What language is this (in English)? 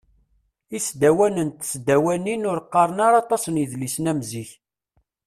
Kabyle